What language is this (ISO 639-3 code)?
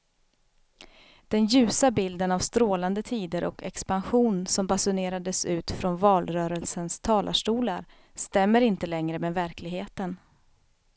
swe